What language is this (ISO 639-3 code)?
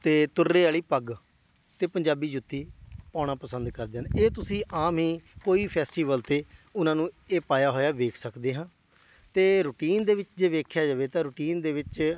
pan